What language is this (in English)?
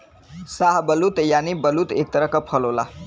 Bhojpuri